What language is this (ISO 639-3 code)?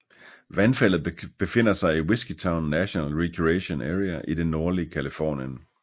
dan